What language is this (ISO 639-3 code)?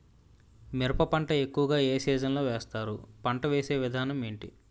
tel